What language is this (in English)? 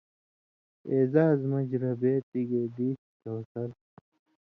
Indus Kohistani